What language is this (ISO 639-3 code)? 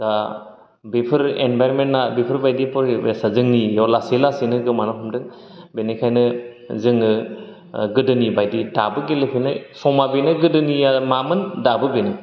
brx